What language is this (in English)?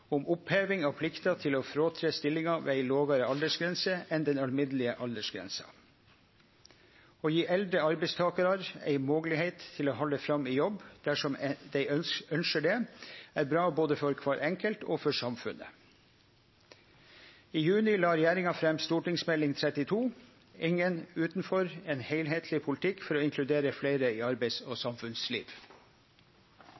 Norwegian Nynorsk